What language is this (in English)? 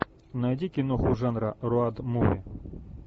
Russian